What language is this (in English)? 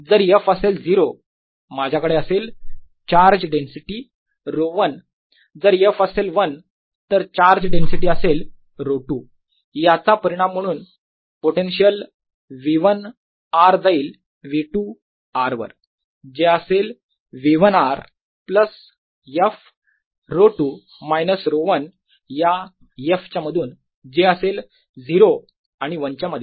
Marathi